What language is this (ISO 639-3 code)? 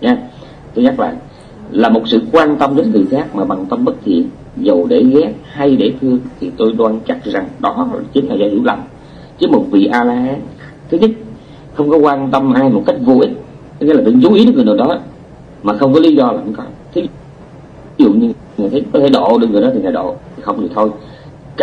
vie